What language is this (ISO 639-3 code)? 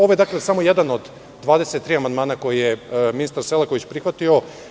srp